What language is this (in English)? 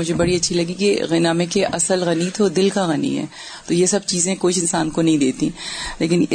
Urdu